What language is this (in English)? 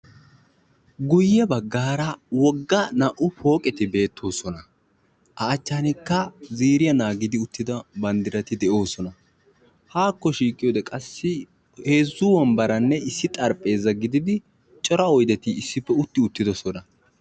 Wolaytta